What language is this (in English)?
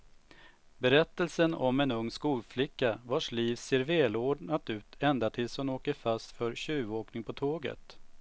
Swedish